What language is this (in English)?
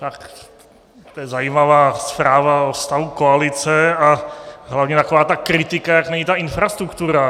Czech